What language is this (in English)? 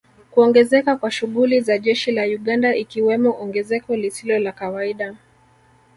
Swahili